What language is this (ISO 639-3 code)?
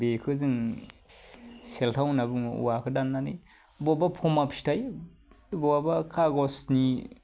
brx